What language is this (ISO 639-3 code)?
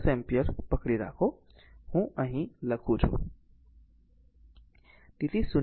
guj